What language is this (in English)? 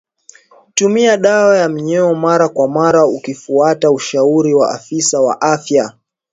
Swahili